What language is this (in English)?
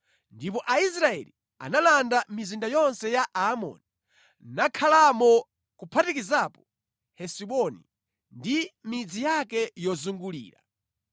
Nyanja